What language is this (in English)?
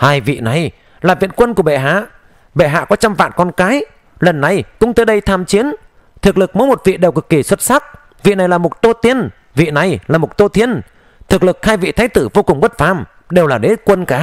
Vietnamese